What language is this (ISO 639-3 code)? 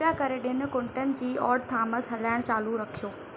snd